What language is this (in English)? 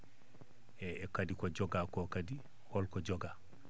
Fula